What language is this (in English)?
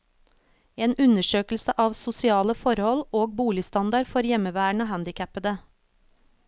Norwegian